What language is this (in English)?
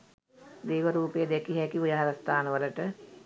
Sinhala